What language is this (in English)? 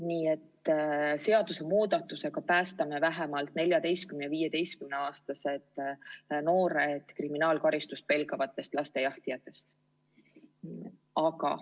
Estonian